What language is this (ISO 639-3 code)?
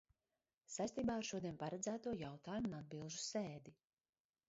lav